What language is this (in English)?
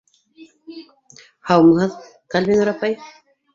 Bashkir